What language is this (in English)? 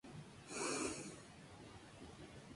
Spanish